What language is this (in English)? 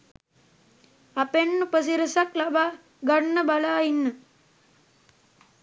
Sinhala